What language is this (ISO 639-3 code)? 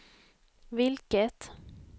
swe